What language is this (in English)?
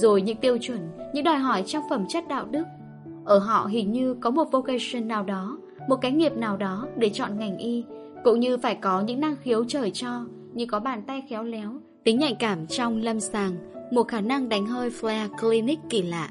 Vietnamese